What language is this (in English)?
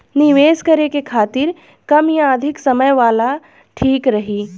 Bhojpuri